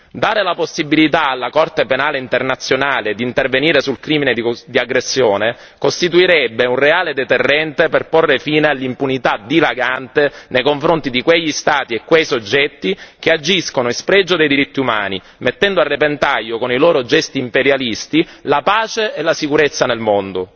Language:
Italian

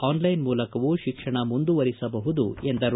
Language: Kannada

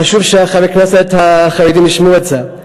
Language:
Hebrew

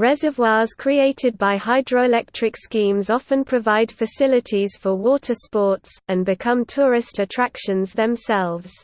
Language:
English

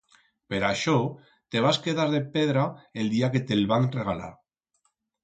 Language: Aragonese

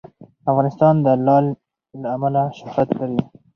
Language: Pashto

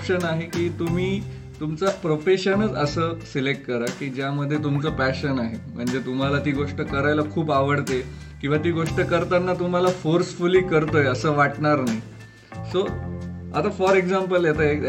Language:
Marathi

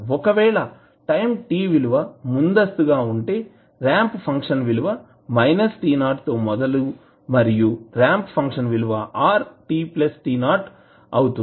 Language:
Telugu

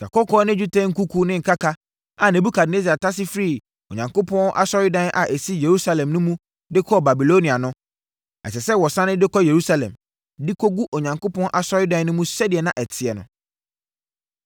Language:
Akan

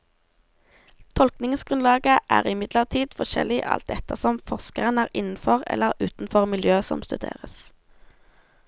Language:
Norwegian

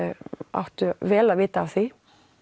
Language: Icelandic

